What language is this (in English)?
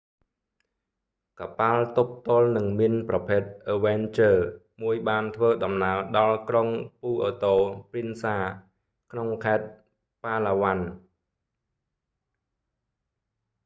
Khmer